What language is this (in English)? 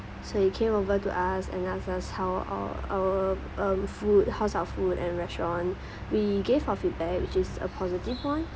English